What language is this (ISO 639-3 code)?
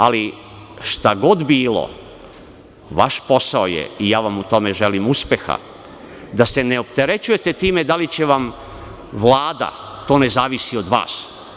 srp